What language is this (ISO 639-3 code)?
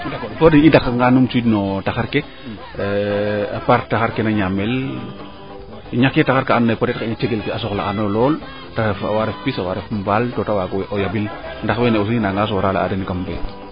srr